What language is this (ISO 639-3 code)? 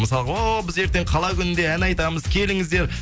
kaz